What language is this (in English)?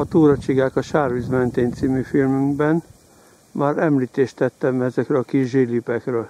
Hungarian